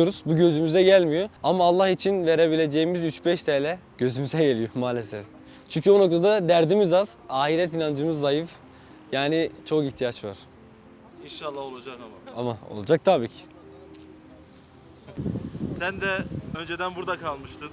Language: Turkish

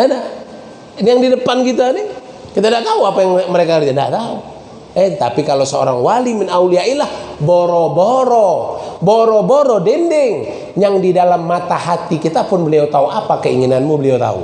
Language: Indonesian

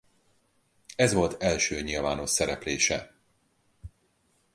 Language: Hungarian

